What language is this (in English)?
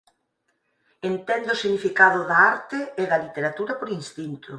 Galician